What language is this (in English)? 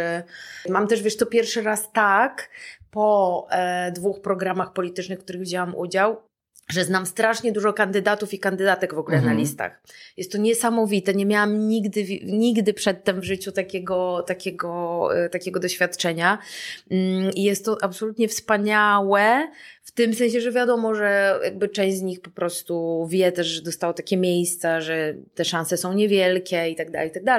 Polish